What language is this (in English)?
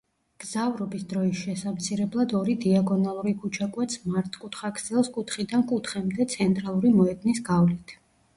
Georgian